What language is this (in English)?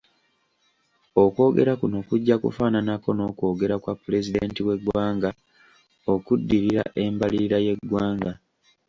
Ganda